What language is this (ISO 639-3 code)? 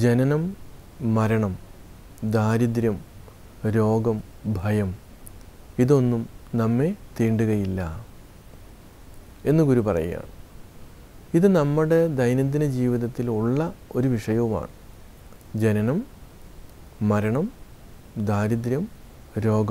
ara